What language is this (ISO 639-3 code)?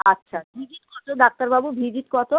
ben